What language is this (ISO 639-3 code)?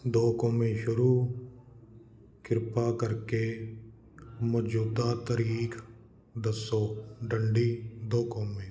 pan